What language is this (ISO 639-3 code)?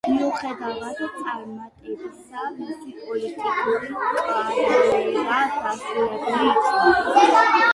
kat